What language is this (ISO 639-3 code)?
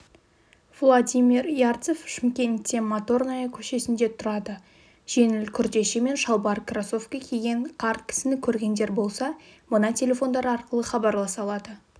kaz